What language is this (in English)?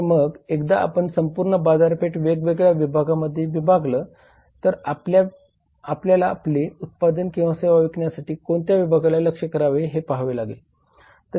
Marathi